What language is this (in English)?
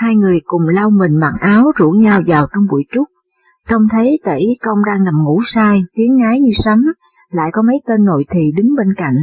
Vietnamese